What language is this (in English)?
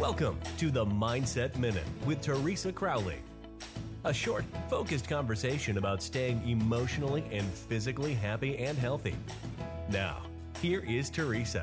English